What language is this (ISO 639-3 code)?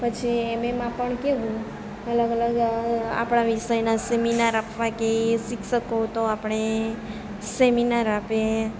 guj